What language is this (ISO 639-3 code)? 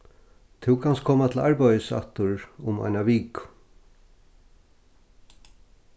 fao